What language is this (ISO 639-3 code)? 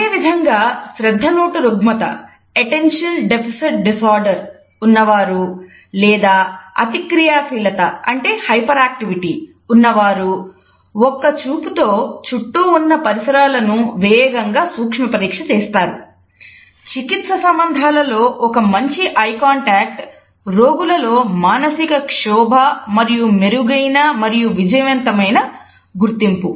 tel